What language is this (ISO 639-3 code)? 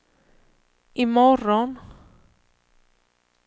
swe